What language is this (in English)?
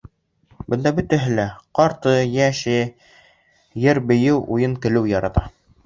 Bashkir